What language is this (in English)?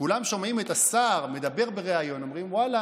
Hebrew